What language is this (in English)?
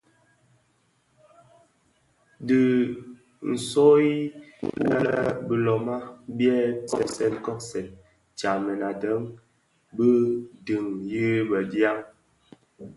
Bafia